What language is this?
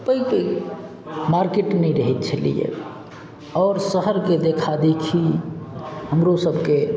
Maithili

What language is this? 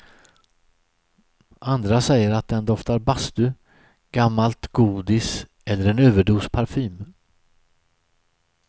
Swedish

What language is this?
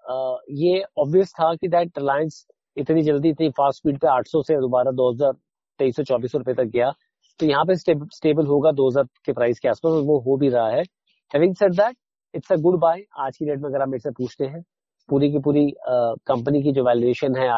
Hindi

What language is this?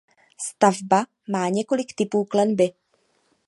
Czech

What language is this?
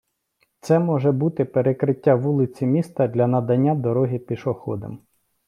Ukrainian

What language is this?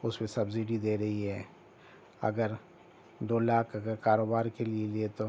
Urdu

